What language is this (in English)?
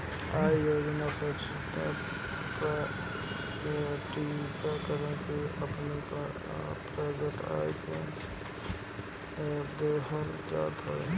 Bhojpuri